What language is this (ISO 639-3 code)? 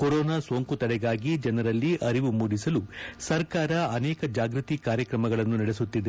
kan